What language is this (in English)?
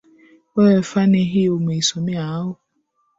Swahili